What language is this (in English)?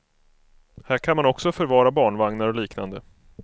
Swedish